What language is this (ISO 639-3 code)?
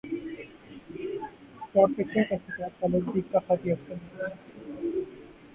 urd